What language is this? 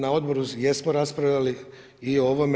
Croatian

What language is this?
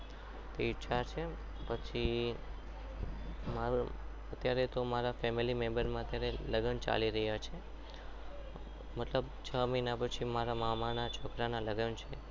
Gujarati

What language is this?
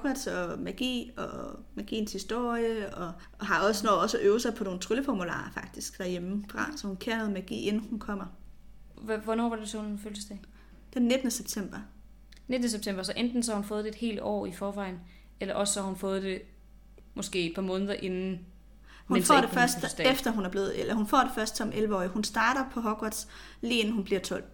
Danish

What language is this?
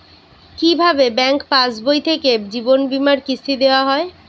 Bangla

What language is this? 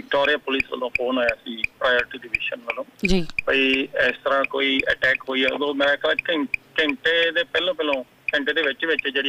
Punjabi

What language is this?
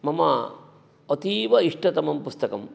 Sanskrit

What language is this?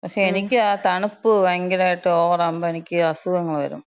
Malayalam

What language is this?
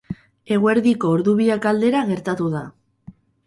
Basque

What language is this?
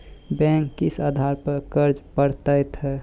Maithili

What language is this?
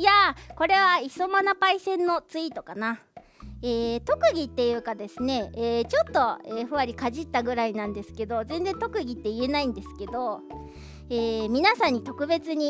Japanese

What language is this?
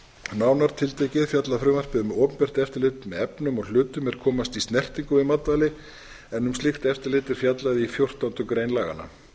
Icelandic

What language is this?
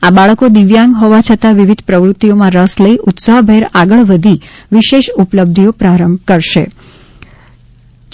Gujarati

